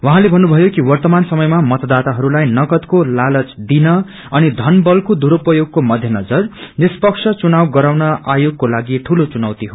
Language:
Nepali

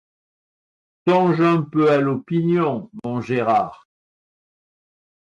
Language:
French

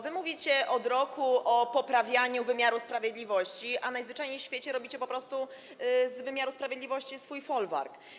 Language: Polish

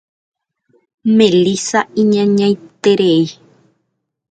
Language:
Guarani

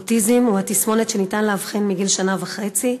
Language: Hebrew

